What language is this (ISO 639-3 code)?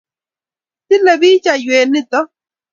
kln